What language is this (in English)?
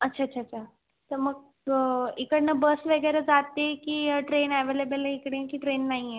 Marathi